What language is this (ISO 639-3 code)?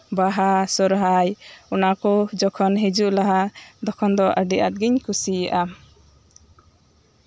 sat